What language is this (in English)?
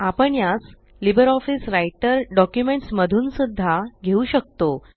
Marathi